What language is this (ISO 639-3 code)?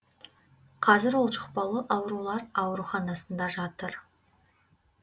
kaz